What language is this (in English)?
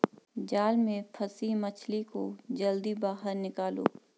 Hindi